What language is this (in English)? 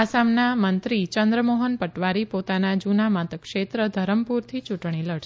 Gujarati